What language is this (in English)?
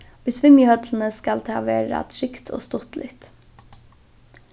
Faroese